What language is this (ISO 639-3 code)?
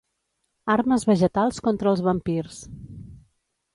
cat